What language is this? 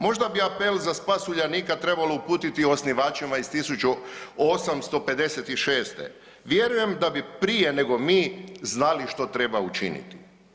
Croatian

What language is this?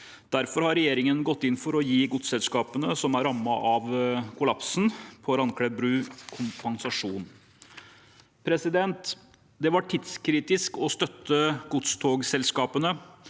Norwegian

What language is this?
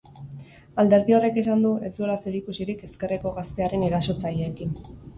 Basque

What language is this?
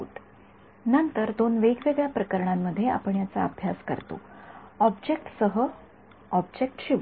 Marathi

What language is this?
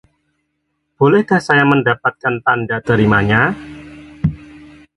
Indonesian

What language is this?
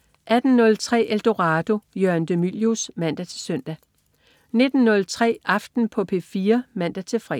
Danish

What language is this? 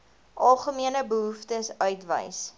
Afrikaans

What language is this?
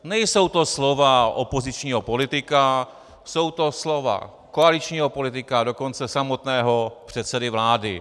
Czech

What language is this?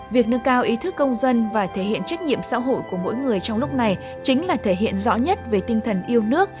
Vietnamese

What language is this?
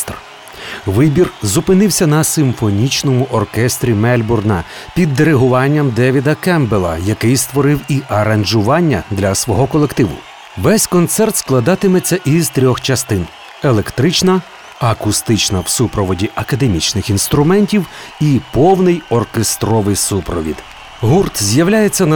Ukrainian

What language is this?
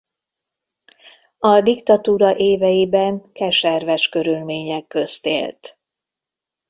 Hungarian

